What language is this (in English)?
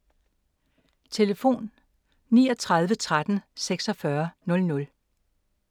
Danish